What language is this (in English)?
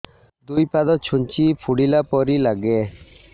Odia